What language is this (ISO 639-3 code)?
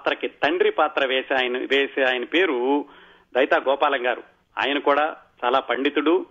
tel